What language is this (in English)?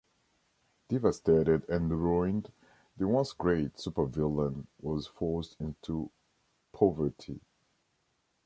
English